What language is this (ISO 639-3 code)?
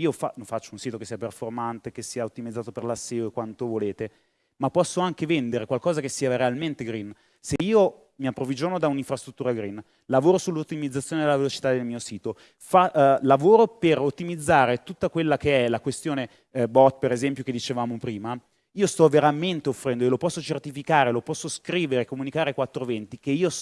ita